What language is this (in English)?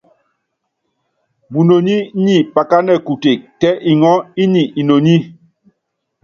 Yangben